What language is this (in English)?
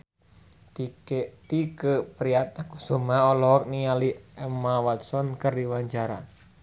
Sundanese